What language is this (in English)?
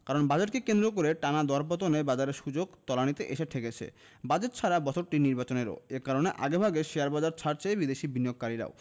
Bangla